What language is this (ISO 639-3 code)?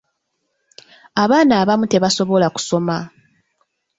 lug